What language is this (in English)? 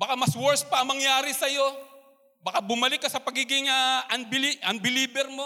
Filipino